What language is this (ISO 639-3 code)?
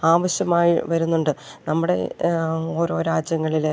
mal